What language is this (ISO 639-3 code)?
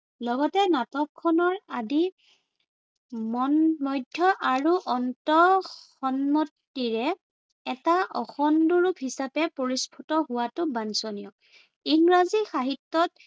asm